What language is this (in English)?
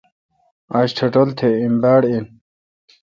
Kalkoti